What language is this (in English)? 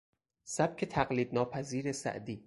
Persian